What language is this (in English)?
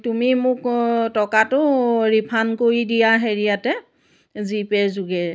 Assamese